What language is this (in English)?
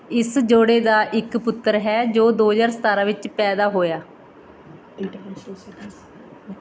Punjabi